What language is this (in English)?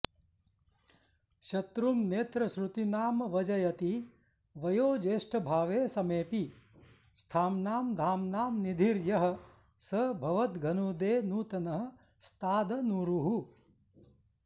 Sanskrit